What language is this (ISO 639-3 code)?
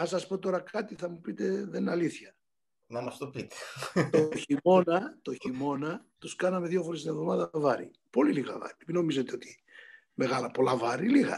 ell